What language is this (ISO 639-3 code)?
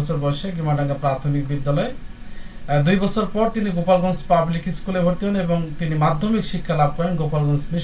tur